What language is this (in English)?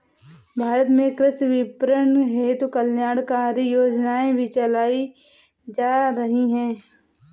Hindi